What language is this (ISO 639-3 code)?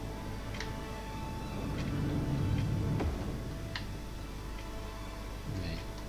nld